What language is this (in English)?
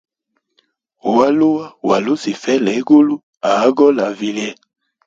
Hemba